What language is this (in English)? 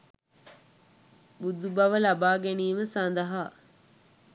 Sinhala